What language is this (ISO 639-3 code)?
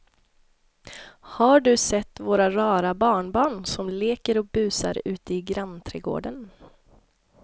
swe